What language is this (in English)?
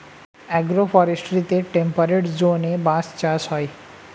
Bangla